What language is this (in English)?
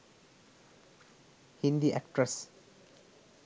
Sinhala